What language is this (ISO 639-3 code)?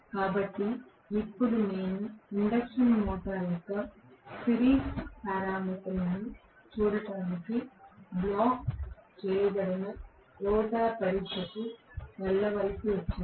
tel